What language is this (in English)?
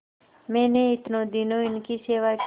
Hindi